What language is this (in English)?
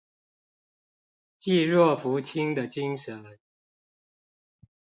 Chinese